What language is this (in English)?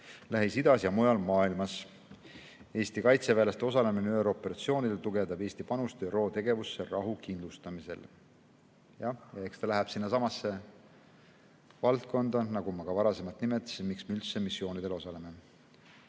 Estonian